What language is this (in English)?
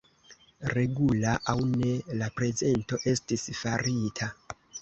Esperanto